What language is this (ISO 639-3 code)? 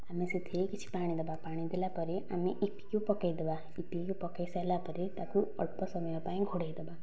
ori